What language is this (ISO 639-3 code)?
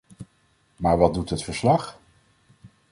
nld